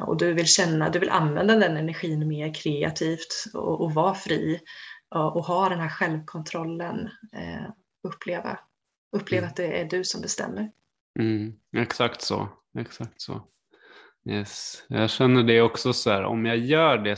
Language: Swedish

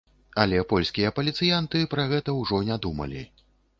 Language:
Belarusian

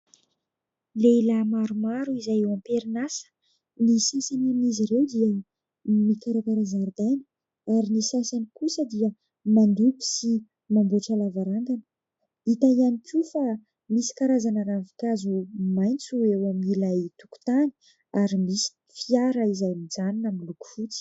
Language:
Malagasy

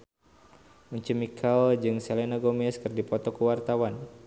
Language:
Sundanese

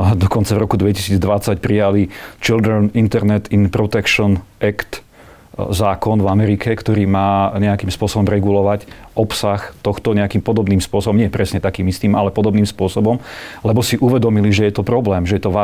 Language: Slovak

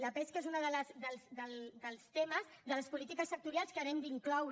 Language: Catalan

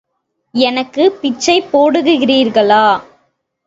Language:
Tamil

